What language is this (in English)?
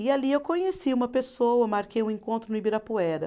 Portuguese